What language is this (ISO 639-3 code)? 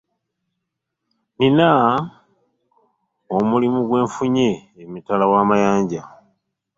lug